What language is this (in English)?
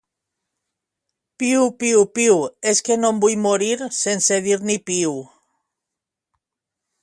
Catalan